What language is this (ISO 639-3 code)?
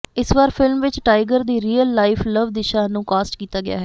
pan